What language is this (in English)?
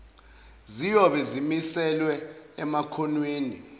Zulu